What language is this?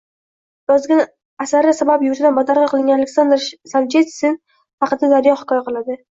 Uzbek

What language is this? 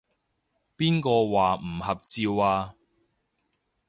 Cantonese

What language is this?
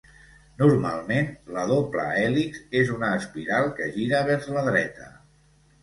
Catalan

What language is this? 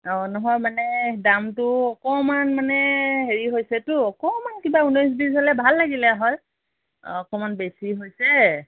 Assamese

